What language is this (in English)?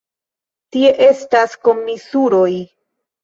Esperanto